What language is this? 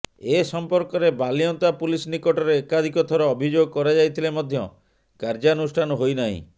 Odia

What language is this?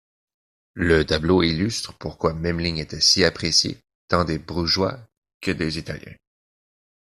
French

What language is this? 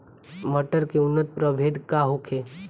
Bhojpuri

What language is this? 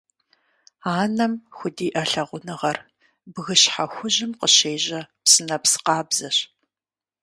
Kabardian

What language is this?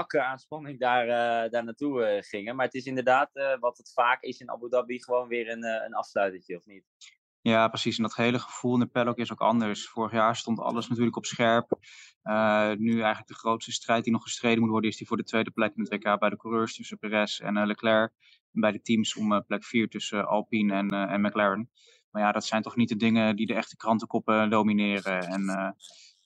Dutch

